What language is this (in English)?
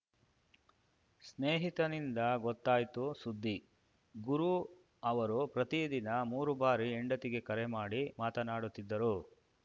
Kannada